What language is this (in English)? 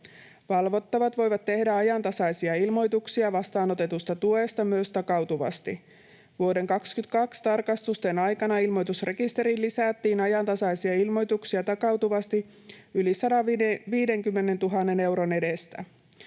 Finnish